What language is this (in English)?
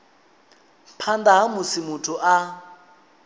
Venda